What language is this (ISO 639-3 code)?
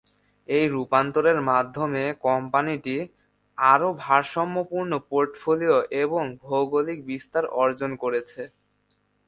ben